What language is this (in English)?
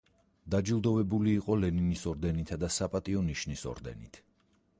Georgian